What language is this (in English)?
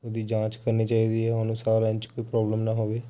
Punjabi